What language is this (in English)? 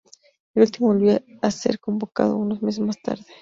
Spanish